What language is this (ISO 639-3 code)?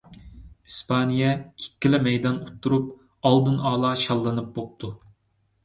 uig